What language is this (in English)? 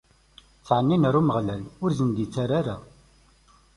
Kabyle